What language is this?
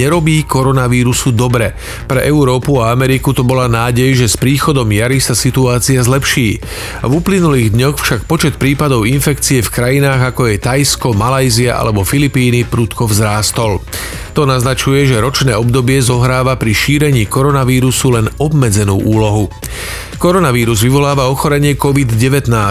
Slovak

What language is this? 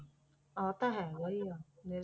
Punjabi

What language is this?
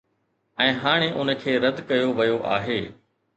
Sindhi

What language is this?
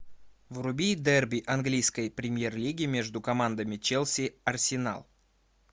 Russian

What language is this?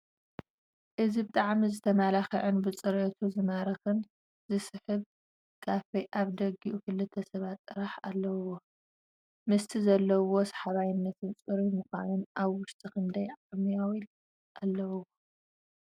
Tigrinya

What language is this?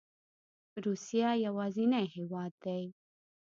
Pashto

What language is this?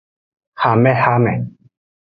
Aja (Benin)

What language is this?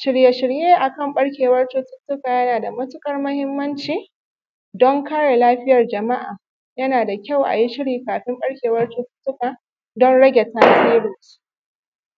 Hausa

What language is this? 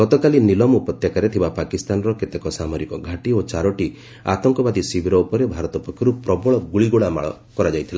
Odia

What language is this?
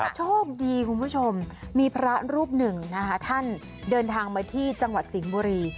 Thai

